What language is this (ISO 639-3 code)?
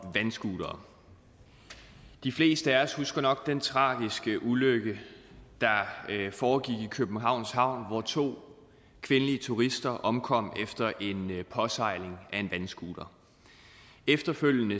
dan